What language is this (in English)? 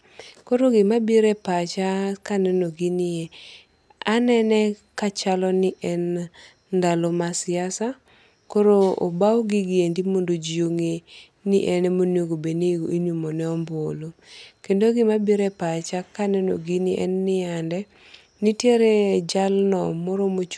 Luo (Kenya and Tanzania)